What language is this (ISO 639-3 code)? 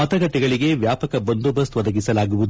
kan